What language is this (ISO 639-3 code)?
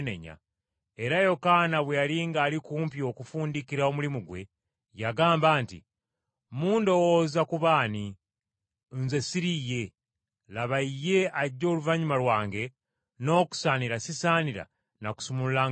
lug